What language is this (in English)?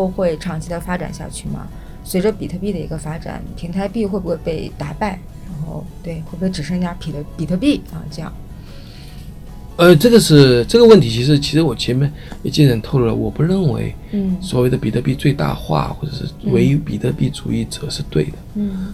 Chinese